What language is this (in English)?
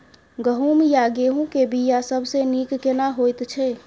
Maithili